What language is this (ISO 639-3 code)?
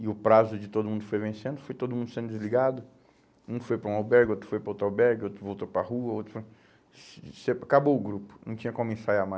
por